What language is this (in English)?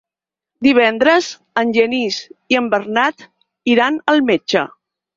Catalan